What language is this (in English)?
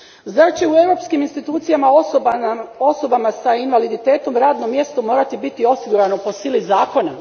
Croatian